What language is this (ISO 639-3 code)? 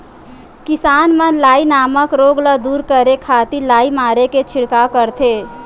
hne